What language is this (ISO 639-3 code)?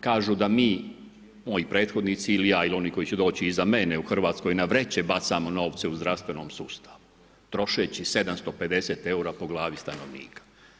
hrv